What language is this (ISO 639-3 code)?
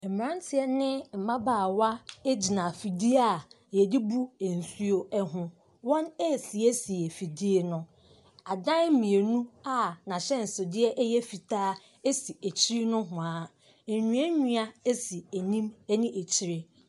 aka